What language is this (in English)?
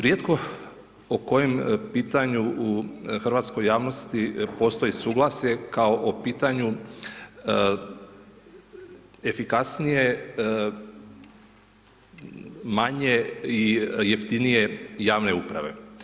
Croatian